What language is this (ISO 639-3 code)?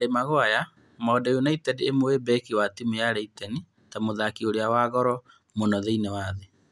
kik